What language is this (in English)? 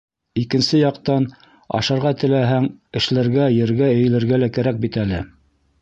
Bashkir